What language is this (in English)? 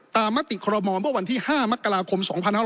Thai